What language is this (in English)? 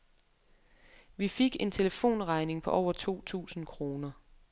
Danish